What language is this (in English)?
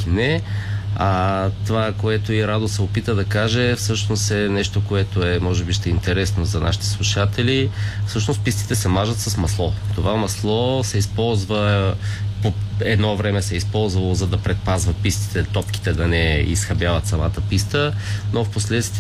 Bulgarian